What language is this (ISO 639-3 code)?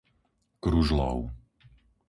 slk